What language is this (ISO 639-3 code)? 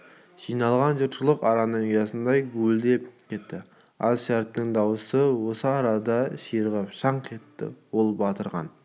kaz